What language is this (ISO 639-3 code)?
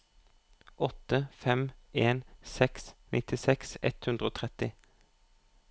nor